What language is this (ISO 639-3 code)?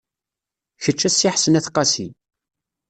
kab